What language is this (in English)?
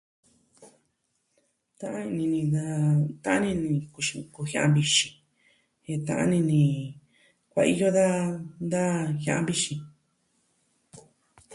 Southwestern Tlaxiaco Mixtec